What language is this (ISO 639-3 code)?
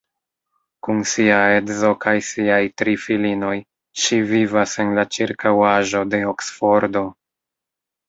epo